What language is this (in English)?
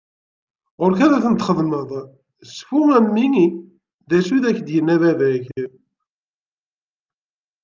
Kabyle